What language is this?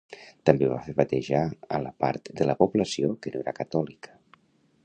Catalan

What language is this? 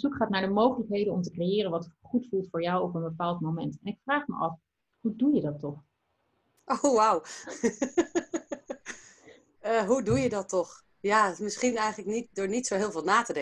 Dutch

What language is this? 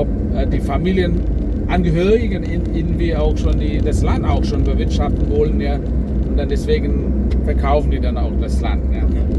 German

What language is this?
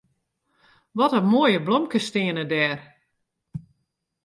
Western Frisian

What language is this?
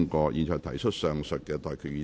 Cantonese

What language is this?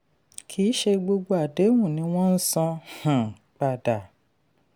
Yoruba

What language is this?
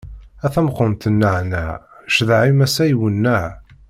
Kabyle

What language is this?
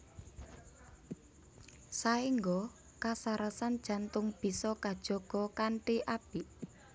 Javanese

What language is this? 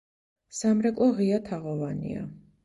Georgian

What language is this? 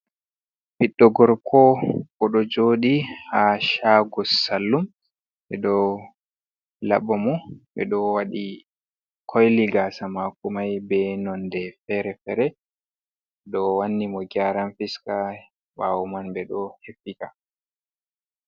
Fula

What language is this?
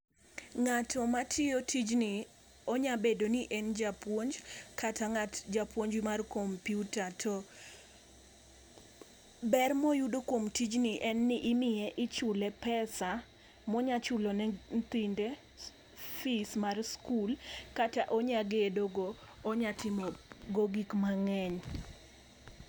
Luo (Kenya and Tanzania)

